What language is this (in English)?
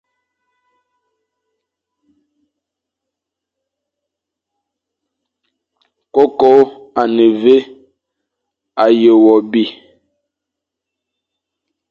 Fang